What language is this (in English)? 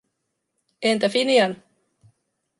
Finnish